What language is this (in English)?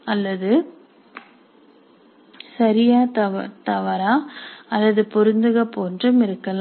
Tamil